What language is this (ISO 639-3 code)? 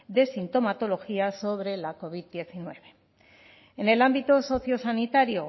spa